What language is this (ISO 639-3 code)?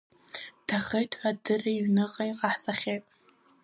abk